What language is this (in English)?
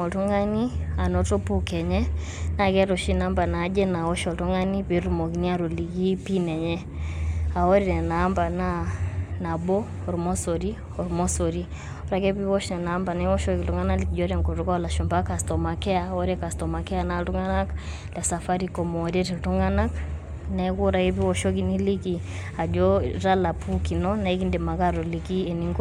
Masai